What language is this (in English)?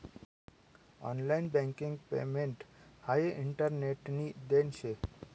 Marathi